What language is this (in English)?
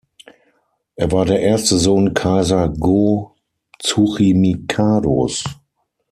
German